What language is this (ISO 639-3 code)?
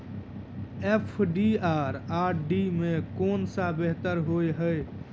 mai